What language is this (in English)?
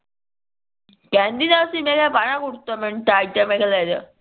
Punjabi